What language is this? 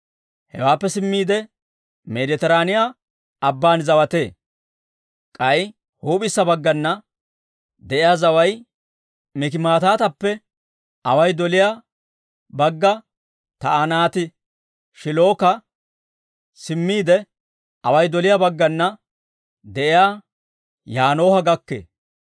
Dawro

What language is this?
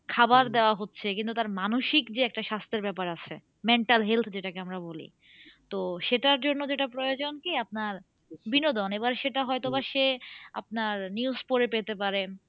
Bangla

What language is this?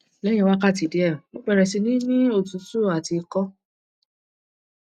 Yoruba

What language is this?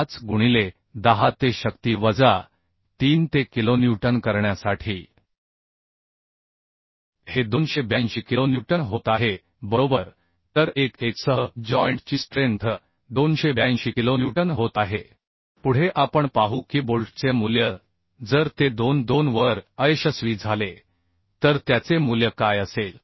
Marathi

